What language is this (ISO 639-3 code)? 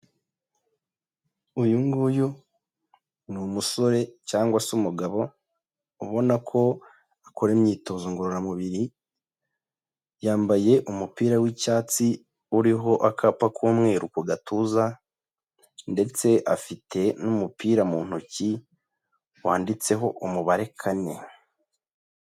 kin